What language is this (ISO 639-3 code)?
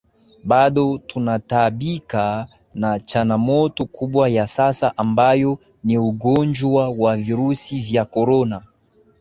swa